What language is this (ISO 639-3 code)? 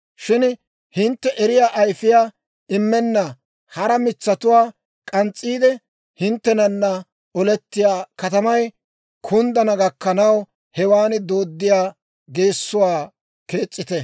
dwr